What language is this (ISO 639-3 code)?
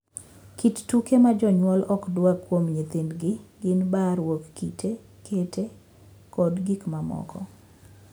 luo